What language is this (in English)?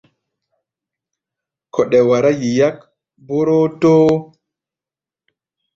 Gbaya